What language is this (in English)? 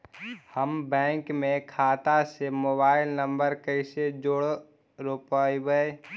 Magahi